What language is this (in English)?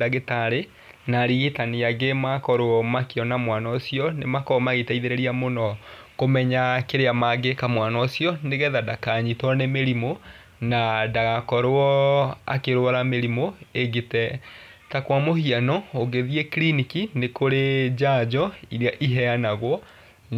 Kikuyu